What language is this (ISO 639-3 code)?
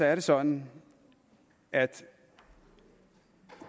dan